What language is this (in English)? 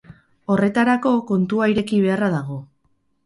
Basque